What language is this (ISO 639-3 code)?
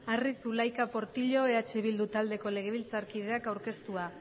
eus